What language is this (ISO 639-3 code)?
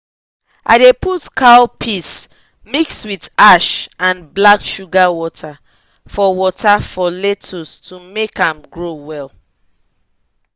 pcm